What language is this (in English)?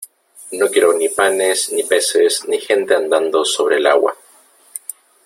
Spanish